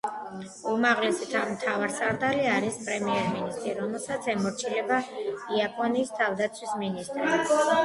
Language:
Georgian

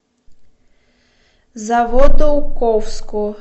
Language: Russian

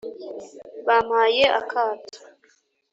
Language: Kinyarwanda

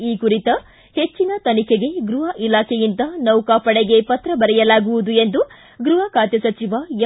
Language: Kannada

